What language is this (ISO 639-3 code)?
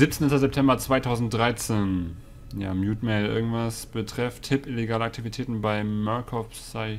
deu